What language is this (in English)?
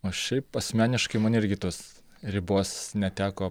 Lithuanian